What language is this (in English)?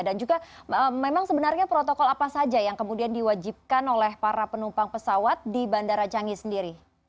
Indonesian